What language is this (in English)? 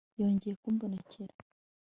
Kinyarwanda